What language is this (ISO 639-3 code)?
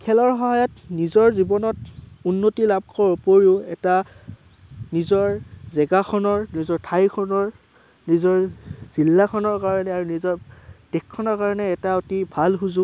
asm